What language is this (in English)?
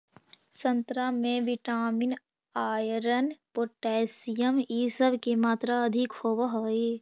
Magahi